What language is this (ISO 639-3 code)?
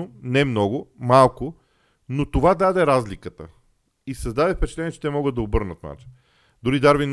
bul